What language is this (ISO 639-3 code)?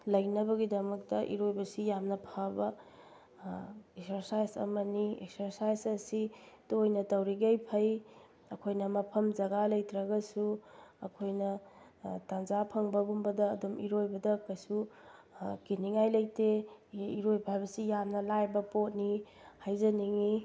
mni